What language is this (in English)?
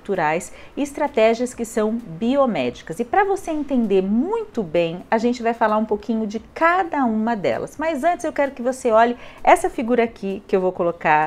Portuguese